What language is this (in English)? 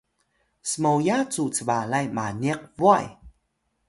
Atayal